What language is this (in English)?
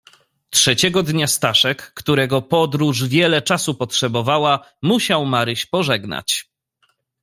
Polish